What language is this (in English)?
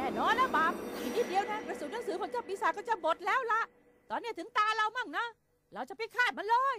Thai